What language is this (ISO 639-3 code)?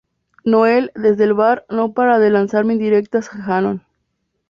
spa